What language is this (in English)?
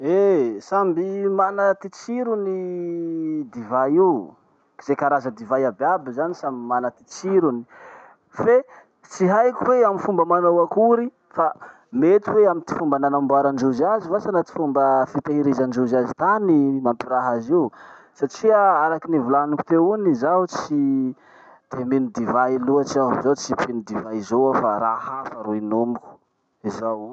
Masikoro Malagasy